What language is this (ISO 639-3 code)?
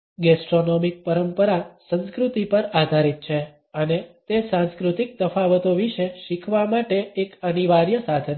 guj